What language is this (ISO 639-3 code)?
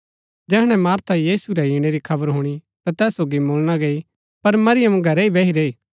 gbk